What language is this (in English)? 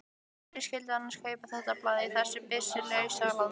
Icelandic